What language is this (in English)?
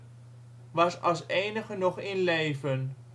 Dutch